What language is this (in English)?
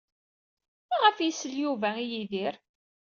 Kabyle